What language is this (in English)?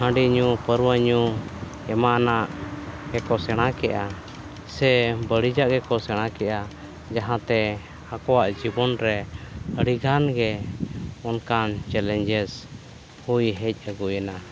Santali